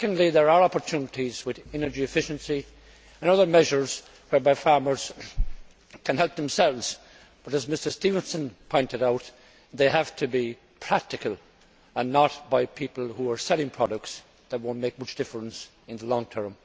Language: English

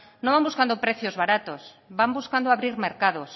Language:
Spanish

